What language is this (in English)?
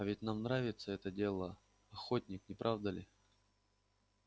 Russian